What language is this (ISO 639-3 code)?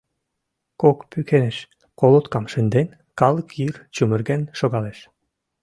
chm